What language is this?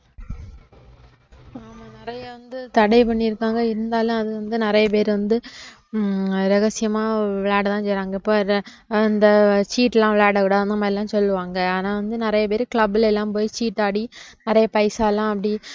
Tamil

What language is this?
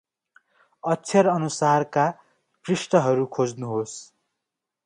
Nepali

